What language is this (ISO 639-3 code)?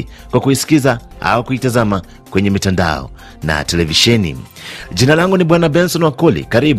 swa